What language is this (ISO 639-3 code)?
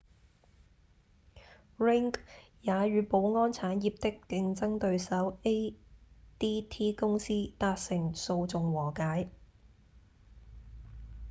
yue